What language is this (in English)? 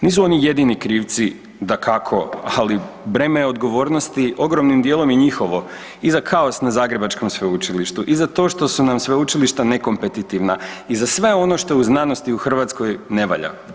Croatian